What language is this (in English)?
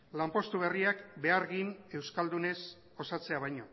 Basque